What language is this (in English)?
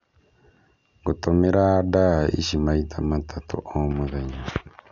Kikuyu